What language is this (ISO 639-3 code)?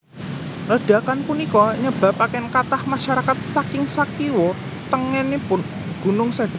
jav